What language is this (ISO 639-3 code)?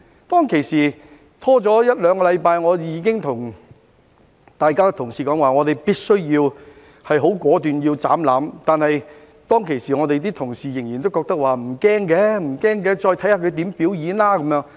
yue